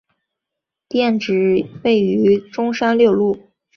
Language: Chinese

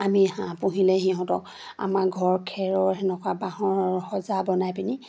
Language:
Assamese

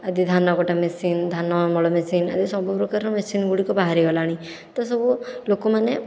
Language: Odia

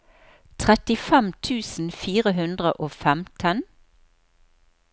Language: Norwegian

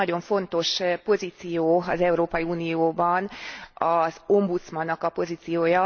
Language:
Hungarian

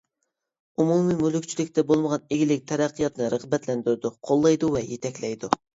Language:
Uyghur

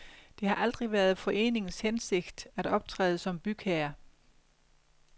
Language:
Danish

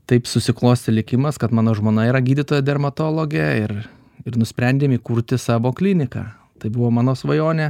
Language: Lithuanian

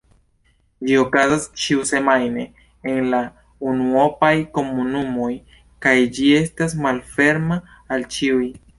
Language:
Esperanto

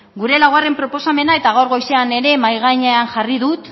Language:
Basque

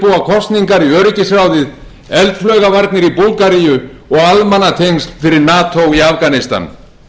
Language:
Icelandic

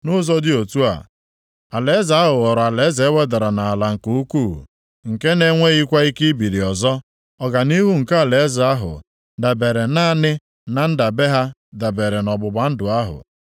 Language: Igbo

